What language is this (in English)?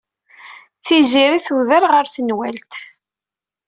Kabyle